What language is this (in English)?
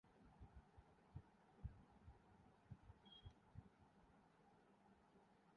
Urdu